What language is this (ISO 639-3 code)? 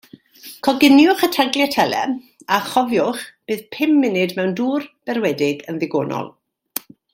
cym